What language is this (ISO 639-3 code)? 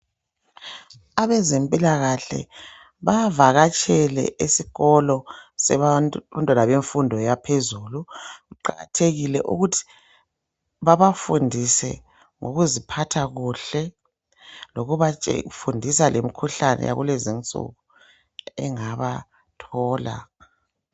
nde